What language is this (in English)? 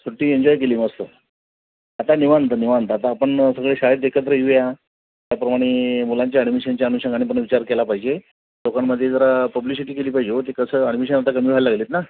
Marathi